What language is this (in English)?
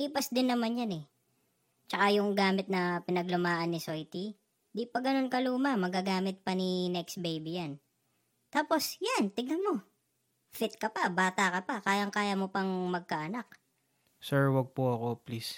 Filipino